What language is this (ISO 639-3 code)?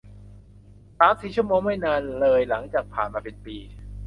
tha